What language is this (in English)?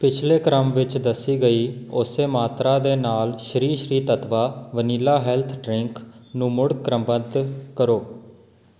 Punjabi